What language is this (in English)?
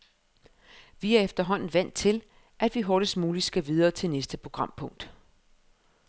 Danish